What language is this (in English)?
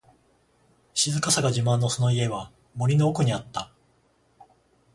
Japanese